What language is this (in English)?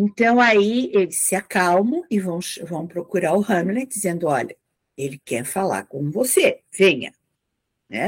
Portuguese